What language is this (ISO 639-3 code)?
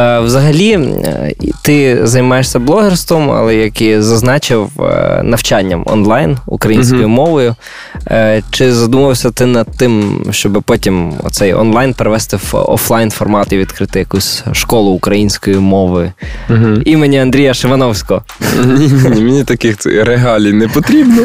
ukr